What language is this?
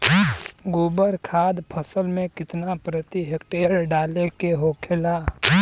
Bhojpuri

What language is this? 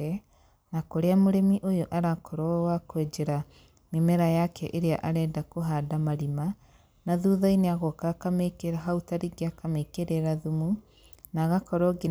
Kikuyu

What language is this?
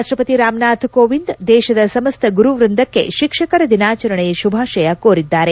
Kannada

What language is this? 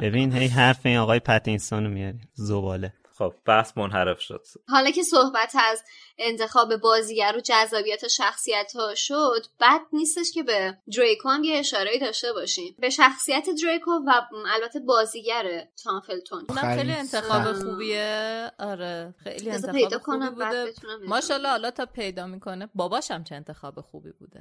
Persian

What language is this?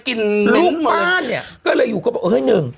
Thai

